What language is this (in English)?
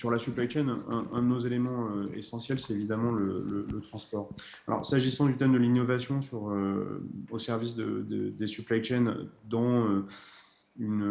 French